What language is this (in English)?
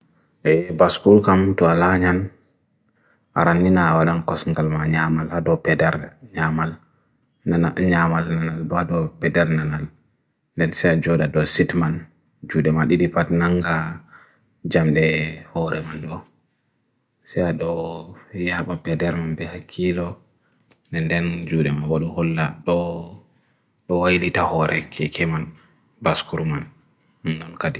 Bagirmi Fulfulde